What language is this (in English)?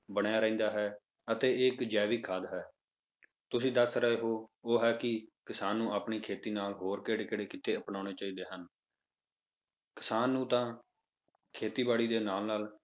Punjabi